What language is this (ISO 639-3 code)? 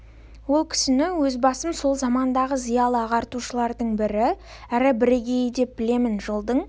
kaz